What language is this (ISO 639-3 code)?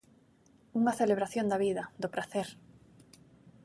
glg